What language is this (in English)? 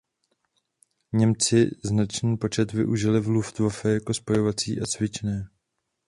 Czech